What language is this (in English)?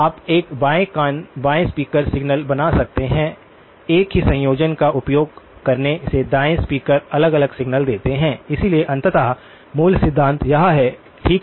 Hindi